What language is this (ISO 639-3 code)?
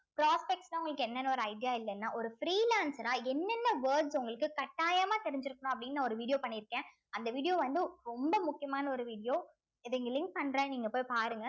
tam